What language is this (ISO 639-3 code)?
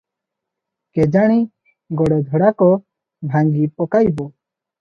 ori